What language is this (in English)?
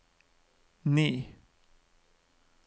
Norwegian